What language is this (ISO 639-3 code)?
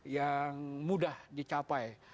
ind